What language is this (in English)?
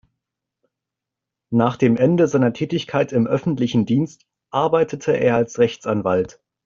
German